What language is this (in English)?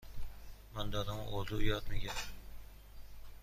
Persian